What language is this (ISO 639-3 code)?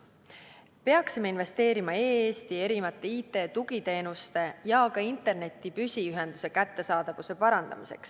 est